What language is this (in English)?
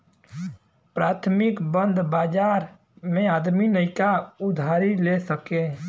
Bhojpuri